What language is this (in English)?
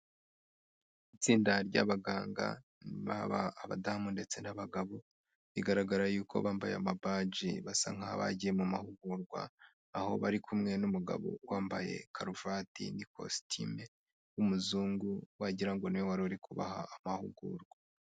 Kinyarwanda